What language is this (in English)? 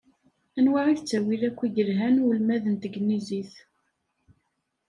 Kabyle